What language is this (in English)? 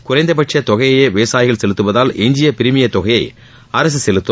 Tamil